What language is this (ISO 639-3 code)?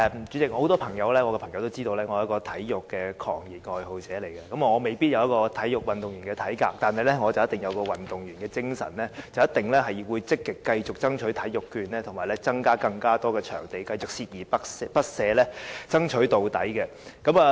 yue